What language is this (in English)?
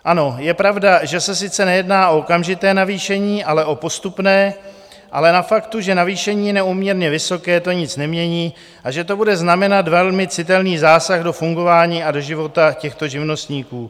Czech